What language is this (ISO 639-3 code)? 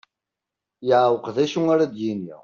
kab